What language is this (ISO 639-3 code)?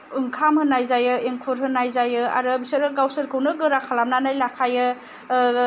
brx